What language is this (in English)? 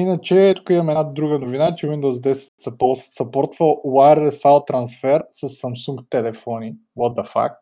Bulgarian